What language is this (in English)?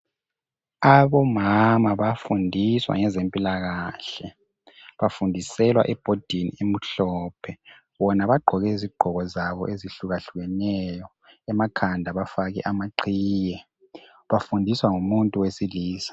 North Ndebele